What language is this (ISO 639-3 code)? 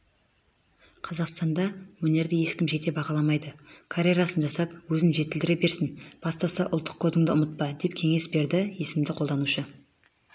kaz